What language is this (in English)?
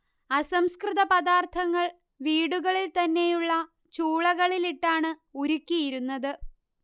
Malayalam